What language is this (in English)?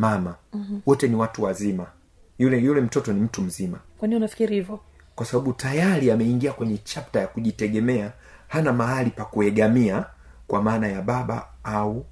Swahili